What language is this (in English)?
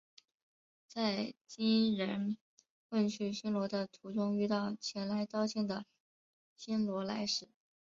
Chinese